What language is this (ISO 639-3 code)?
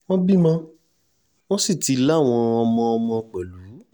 yor